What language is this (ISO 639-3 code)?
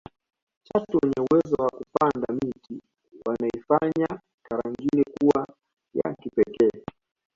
swa